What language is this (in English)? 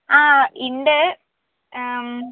Malayalam